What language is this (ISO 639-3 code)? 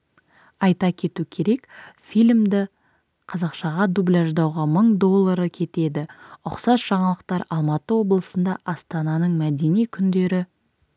kaz